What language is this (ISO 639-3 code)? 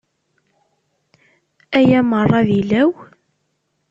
kab